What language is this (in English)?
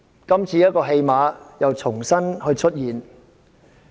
Cantonese